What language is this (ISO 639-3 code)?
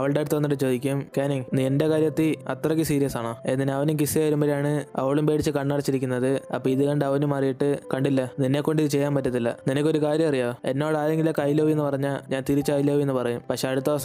mal